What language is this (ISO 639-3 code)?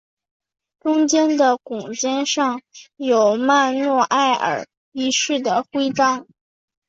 zho